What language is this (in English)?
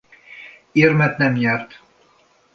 Hungarian